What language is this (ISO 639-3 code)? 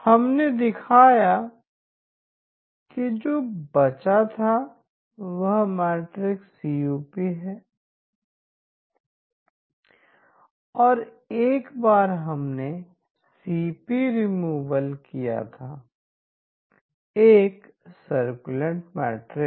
hin